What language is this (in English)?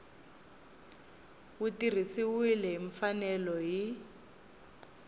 Tsonga